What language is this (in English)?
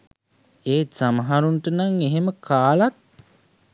Sinhala